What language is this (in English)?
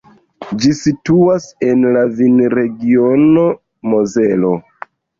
Esperanto